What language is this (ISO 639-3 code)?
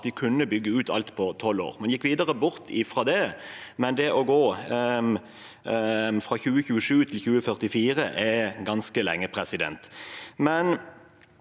nor